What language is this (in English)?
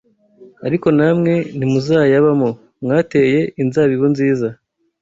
Kinyarwanda